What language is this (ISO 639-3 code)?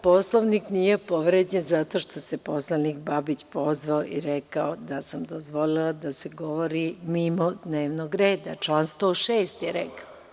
srp